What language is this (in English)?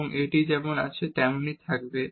Bangla